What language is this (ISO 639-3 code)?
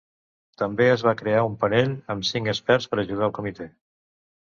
cat